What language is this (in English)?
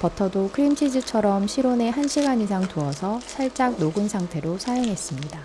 Korean